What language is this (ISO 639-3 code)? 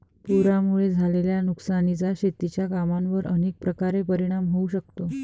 mar